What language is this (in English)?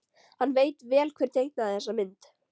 Icelandic